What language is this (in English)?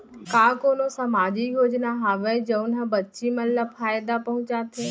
Chhattisgarhi